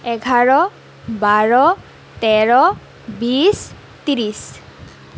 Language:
Assamese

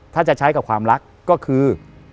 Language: Thai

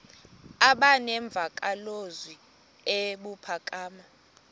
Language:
Xhosa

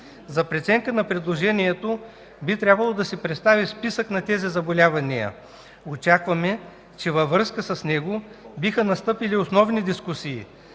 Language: Bulgarian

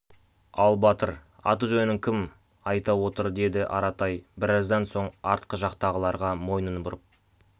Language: Kazakh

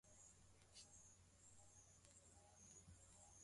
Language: Swahili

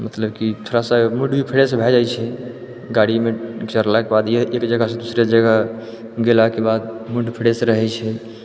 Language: Maithili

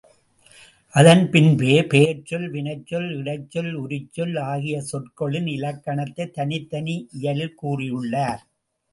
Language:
Tamil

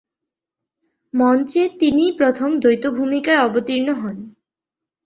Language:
Bangla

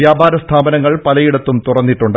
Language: Malayalam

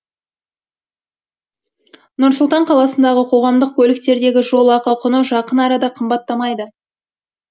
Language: Kazakh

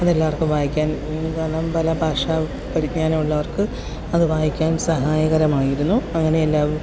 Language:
Malayalam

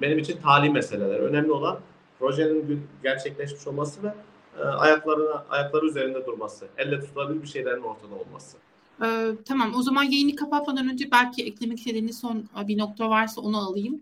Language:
Turkish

